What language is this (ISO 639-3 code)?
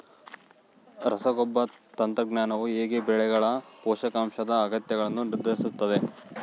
kan